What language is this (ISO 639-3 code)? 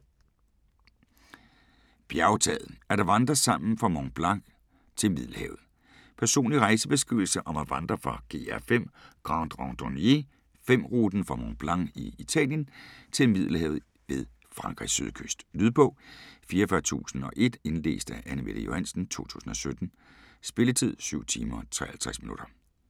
dan